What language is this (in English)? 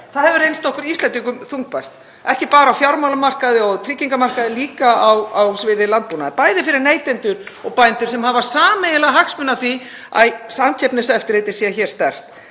Icelandic